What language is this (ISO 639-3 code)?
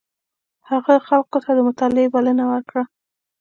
pus